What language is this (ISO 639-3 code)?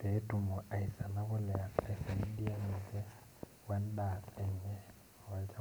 mas